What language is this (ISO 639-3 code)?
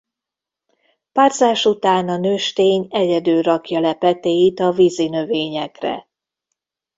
hun